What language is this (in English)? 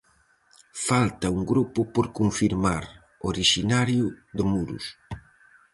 Galician